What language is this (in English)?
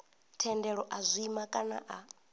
Venda